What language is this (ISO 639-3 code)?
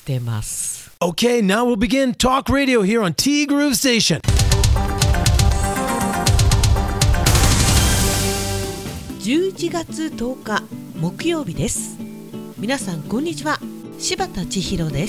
jpn